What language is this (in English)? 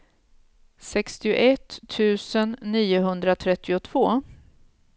Swedish